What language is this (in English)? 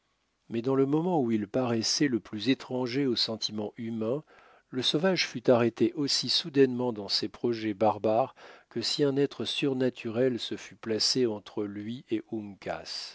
French